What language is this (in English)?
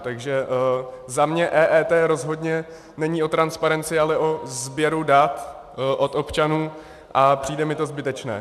Czech